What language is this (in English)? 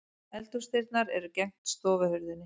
Icelandic